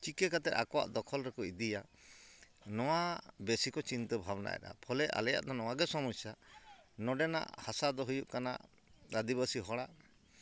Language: Santali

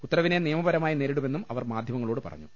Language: Malayalam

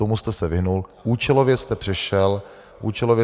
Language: Czech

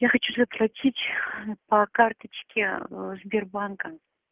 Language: Russian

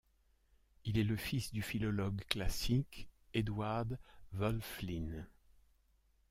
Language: French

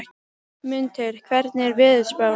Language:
Icelandic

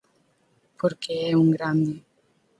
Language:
Galician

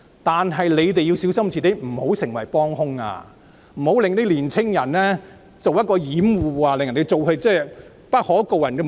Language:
Cantonese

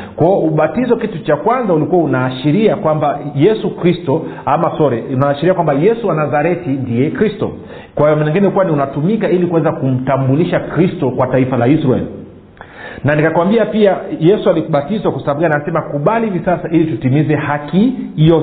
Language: Swahili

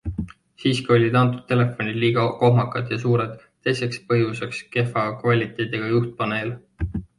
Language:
Estonian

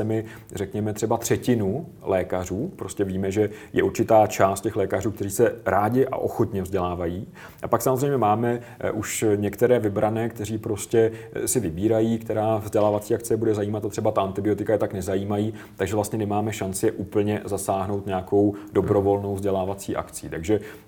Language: Czech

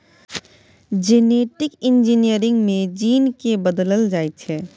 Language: Maithili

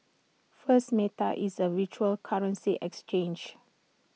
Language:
English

